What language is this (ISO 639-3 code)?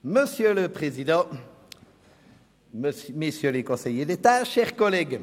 gsw